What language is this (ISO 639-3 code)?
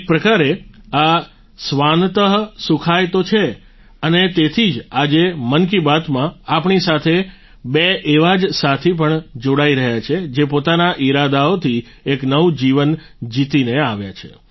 guj